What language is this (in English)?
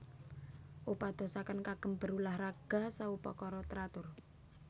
Javanese